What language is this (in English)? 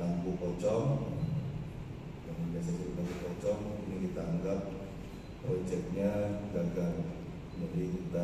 Indonesian